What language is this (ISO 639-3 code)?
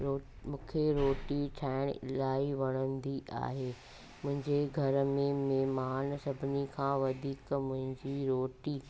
snd